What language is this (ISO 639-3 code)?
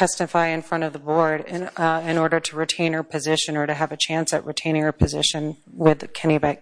eng